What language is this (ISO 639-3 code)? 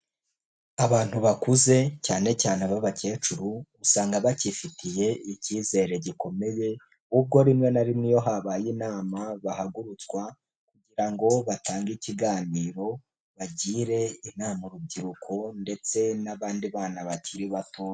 kin